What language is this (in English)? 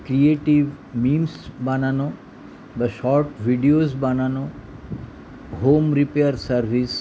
Bangla